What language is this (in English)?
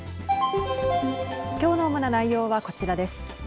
Japanese